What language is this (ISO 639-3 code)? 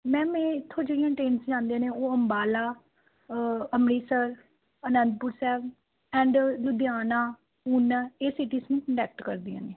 pan